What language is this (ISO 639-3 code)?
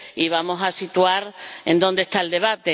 spa